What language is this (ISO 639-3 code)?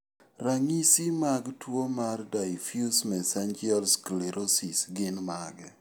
luo